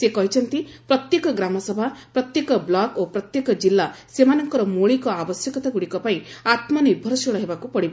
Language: Odia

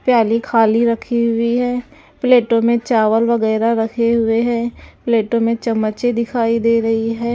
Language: Hindi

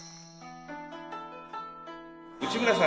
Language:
Japanese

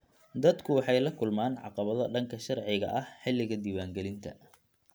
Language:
Somali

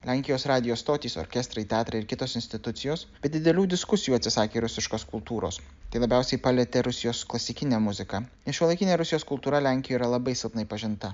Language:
Lithuanian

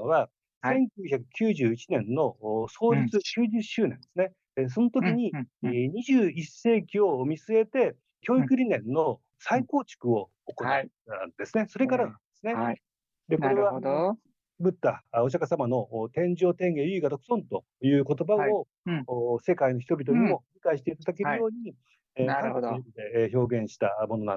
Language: Japanese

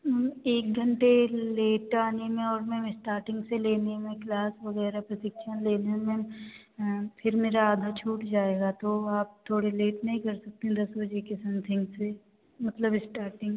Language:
Hindi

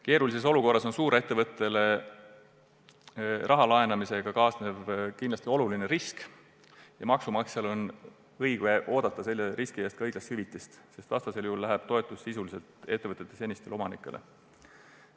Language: Estonian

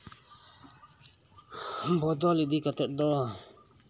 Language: Santali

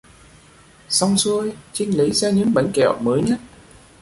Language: Vietnamese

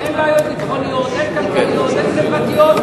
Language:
Hebrew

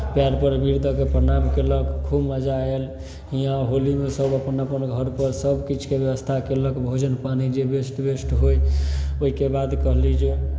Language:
Maithili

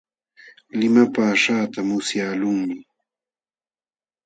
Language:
Jauja Wanca Quechua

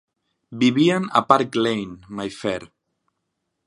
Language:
Catalan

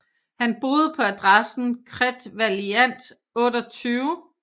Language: Danish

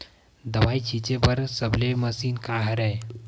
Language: Chhattisgarhi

